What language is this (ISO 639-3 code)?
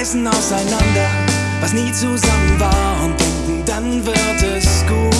deu